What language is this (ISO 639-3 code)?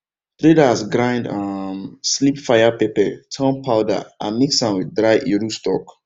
pcm